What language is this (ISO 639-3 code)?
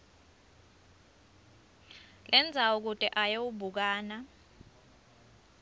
ssw